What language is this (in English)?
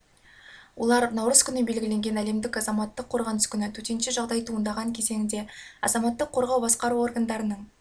Kazakh